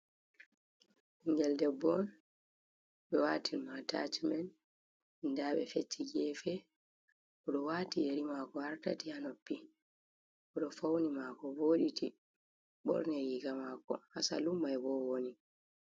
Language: Fula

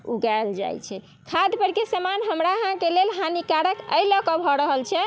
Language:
Maithili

